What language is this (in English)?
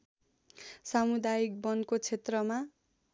Nepali